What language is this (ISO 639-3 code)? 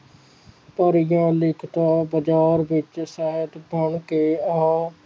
pan